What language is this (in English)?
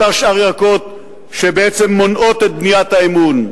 Hebrew